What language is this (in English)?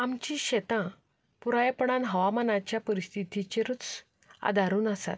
Konkani